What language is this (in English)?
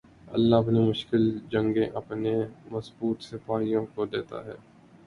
Urdu